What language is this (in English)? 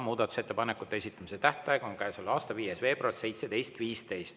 Estonian